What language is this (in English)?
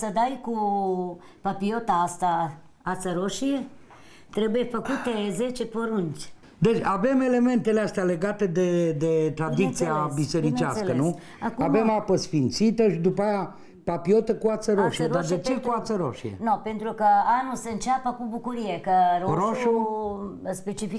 Romanian